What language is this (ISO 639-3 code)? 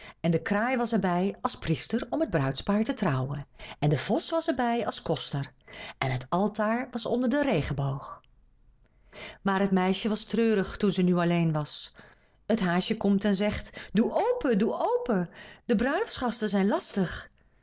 nld